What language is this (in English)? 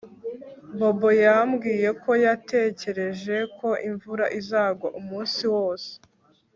Kinyarwanda